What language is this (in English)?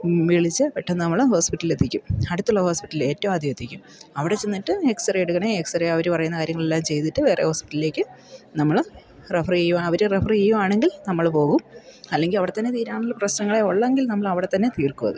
Malayalam